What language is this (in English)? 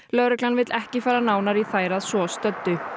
Icelandic